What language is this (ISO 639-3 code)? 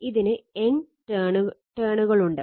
mal